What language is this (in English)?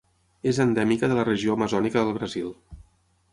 Catalan